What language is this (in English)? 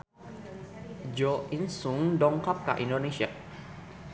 Sundanese